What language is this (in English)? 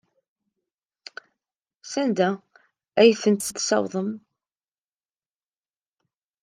Kabyle